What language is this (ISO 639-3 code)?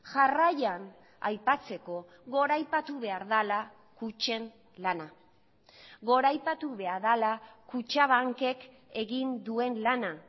eus